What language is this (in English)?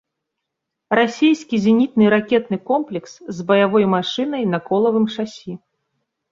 Belarusian